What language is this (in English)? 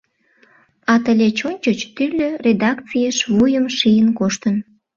Mari